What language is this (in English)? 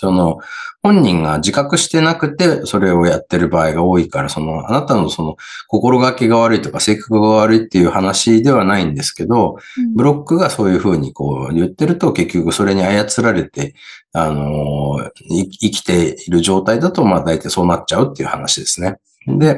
Japanese